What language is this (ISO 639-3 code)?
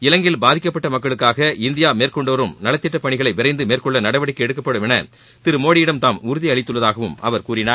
tam